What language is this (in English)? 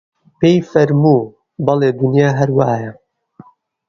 Central Kurdish